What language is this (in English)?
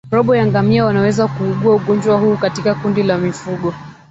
Swahili